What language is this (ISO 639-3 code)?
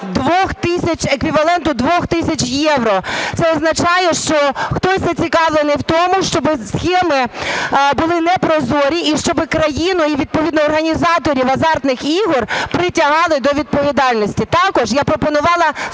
ukr